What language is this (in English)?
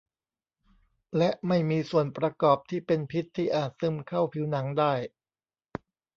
Thai